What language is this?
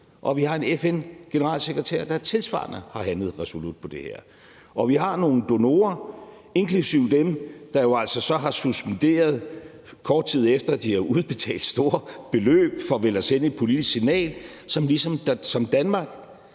Danish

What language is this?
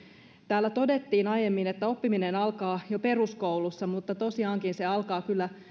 Finnish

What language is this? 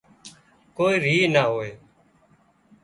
Wadiyara Koli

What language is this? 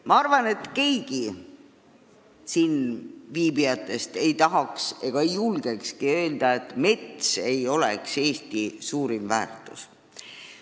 Estonian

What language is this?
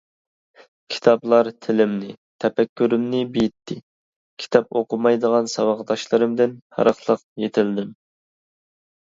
Uyghur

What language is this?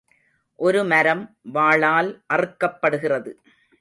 Tamil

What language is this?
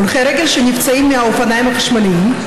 Hebrew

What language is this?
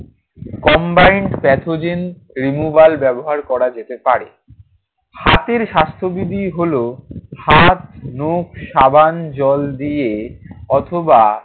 Bangla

